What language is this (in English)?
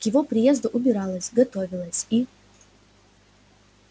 Russian